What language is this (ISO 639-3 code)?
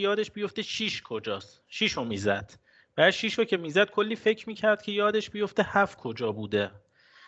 fas